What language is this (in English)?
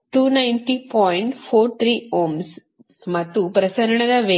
Kannada